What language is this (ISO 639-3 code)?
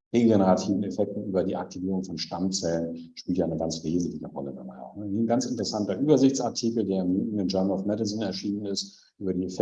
deu